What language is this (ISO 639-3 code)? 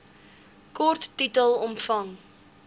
afr